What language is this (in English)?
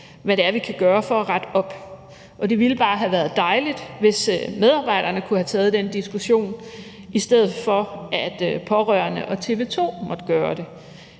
Danish